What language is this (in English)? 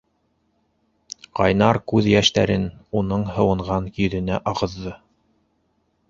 Bashkir